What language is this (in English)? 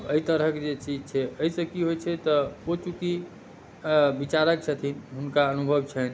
Maithili